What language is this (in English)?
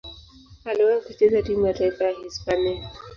Swahili